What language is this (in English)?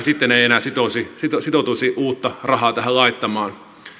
Finnish